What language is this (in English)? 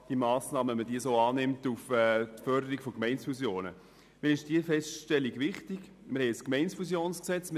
Swiss German